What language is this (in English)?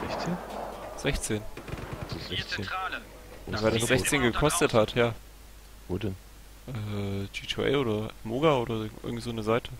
German